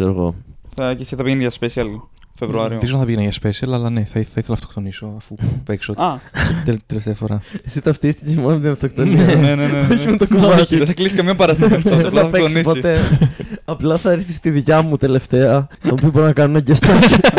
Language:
Greek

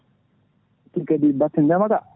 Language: Fula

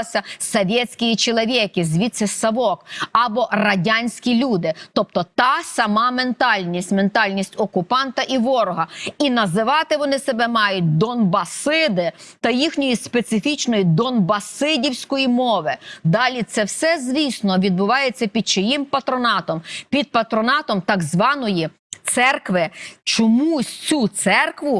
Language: Ukrainian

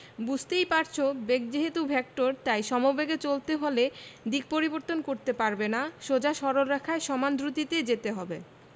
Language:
Bangla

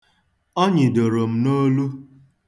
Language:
Igbo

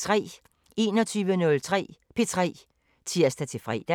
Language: Danish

